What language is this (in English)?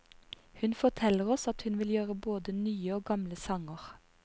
Norwegian